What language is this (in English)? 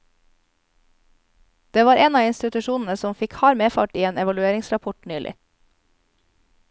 Norwegian